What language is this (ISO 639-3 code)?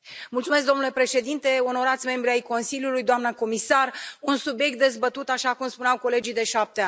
ron